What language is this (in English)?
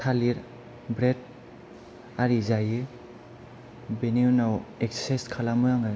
Bodo